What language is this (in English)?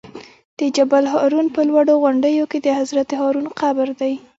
Pashto